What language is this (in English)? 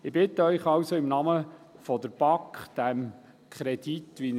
Swiss German